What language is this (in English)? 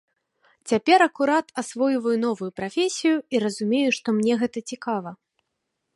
Belarusian